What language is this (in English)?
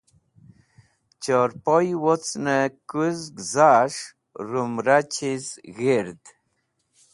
Wakhi